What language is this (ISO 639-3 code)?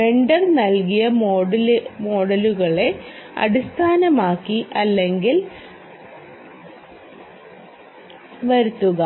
mal